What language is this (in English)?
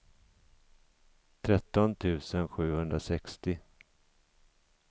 Swedish